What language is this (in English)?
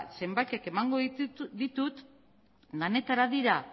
Basque